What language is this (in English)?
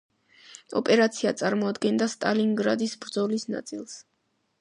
Georgian